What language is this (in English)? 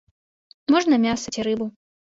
Belarusian